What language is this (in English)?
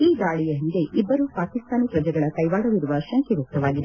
Kannada